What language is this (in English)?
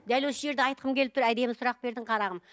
Kazakh